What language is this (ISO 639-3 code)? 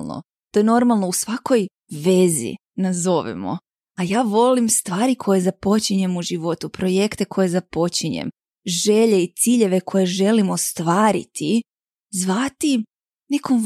hrv